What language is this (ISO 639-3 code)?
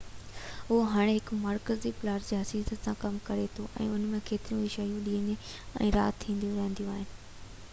snd